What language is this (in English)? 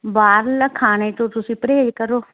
Punjabi